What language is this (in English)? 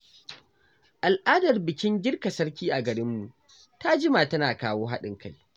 Hausa